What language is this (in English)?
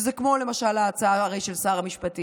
Hebrew